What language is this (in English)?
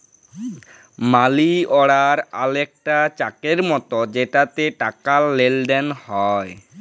Bangla